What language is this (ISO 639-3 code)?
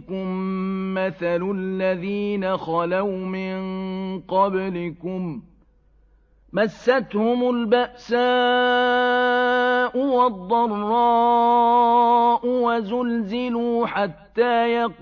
ara